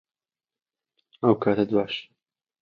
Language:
Central Kurdish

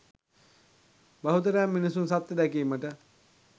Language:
Sinhala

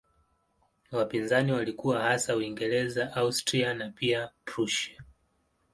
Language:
Swahili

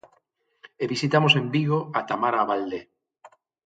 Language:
Galician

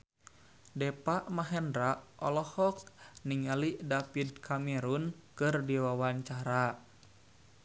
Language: Sundanese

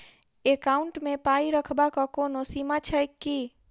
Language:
Maithili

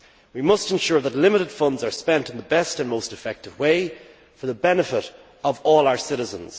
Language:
English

